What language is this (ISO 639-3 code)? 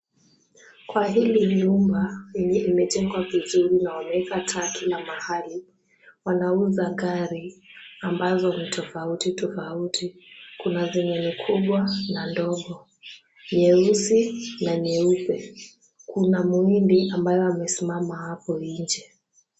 swa